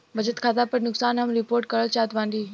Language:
Bhojpuri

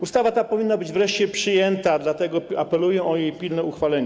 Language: Polish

